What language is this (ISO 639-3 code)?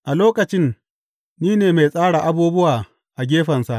hau